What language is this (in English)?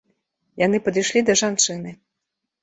Belarusian